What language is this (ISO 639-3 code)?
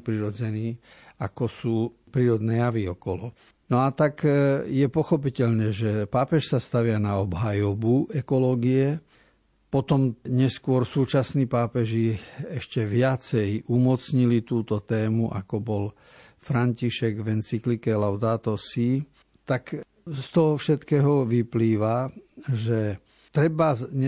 slk